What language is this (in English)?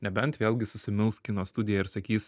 Lithuanian